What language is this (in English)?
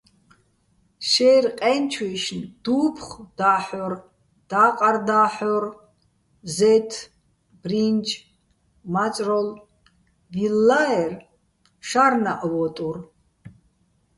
Bats